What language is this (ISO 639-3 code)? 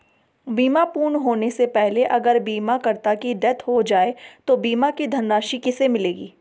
hin